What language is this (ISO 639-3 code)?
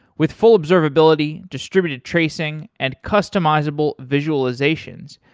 eng